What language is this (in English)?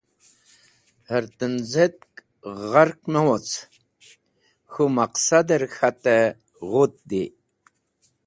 Wakhi